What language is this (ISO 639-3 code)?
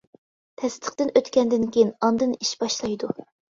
uig